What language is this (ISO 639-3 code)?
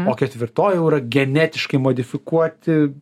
lit